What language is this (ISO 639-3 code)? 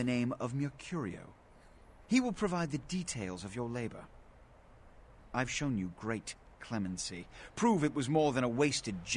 tur